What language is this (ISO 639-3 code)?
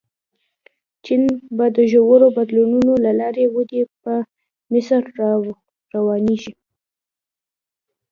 pus